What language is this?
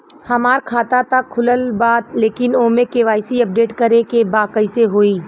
Bhojpuri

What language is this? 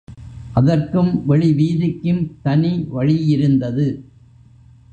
Tamil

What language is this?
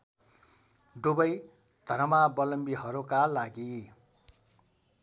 Nepali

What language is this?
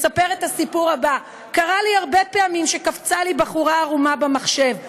Hebrew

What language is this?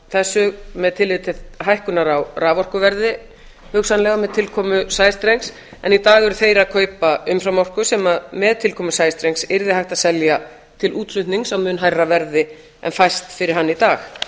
Icelandic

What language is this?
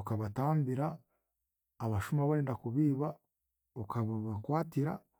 Chiga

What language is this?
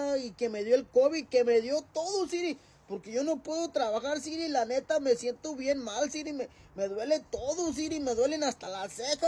Spanish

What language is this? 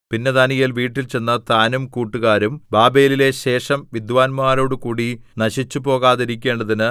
Malayalam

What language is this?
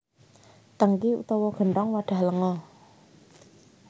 Javanese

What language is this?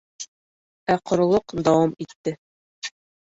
Bashkir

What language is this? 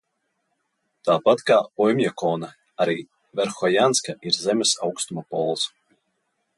Latvian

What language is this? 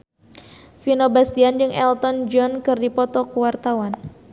Sundanese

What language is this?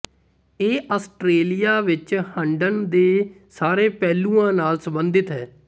Punjabi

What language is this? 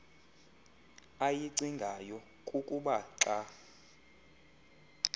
Xhosa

